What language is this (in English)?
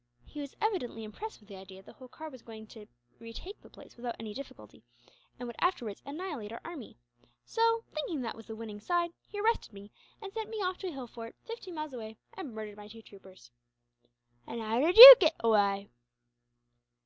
English